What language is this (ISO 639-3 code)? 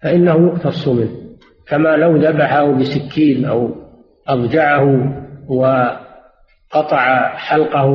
ara